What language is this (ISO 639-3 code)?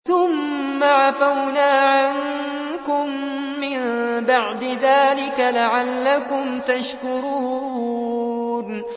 ara